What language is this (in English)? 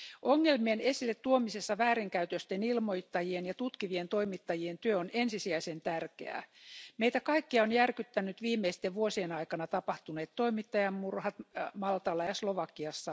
Finnish